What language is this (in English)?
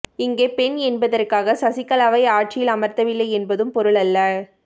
Tamil